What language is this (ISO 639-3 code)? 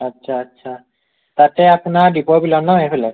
asm